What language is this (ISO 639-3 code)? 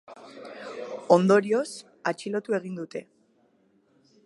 eus